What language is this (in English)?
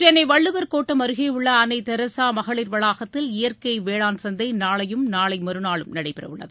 Tamil